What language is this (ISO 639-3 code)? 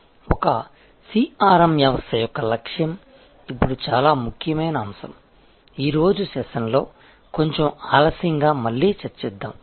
tel